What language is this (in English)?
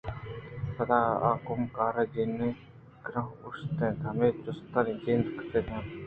Eastern Balochi